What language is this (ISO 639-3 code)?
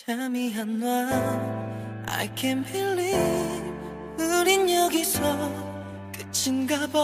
kor